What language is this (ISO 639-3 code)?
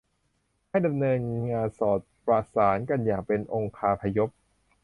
tha